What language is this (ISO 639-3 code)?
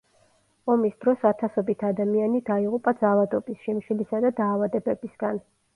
kat